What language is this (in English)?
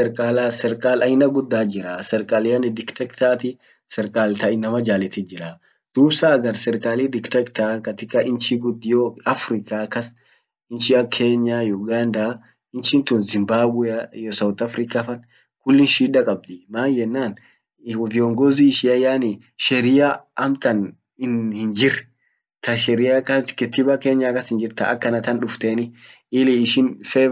Orma